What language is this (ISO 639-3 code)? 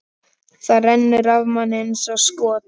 isl